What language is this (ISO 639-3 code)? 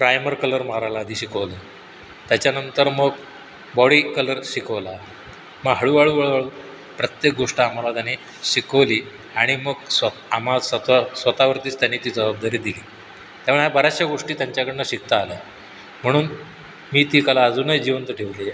mar